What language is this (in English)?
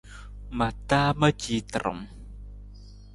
Nawdm